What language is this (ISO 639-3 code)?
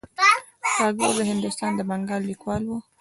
pus